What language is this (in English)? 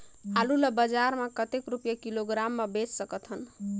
Chhattisgarhi